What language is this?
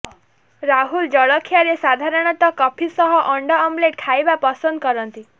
Odia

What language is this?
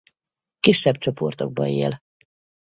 Hungarian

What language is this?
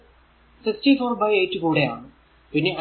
Malayalam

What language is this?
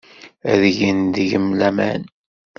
Kabyle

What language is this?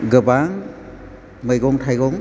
Bodo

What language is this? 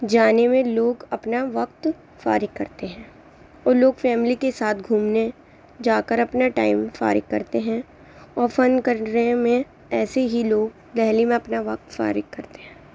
Urdu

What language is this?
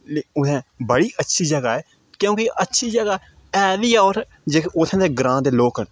Dogri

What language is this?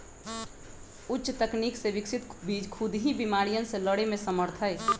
Magahi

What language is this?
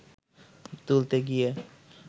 Bangla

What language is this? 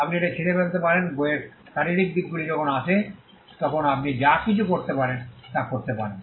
Bangla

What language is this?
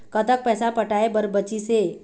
Chhattisgarhi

